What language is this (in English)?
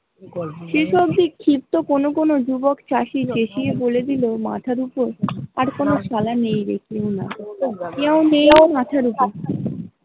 Bangla